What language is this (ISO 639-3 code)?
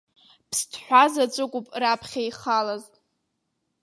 abk